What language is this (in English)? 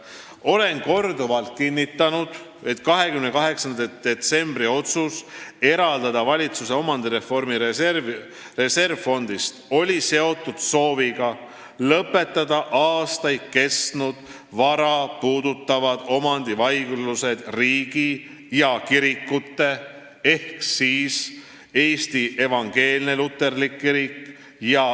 Estonian